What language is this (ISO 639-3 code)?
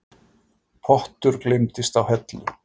isl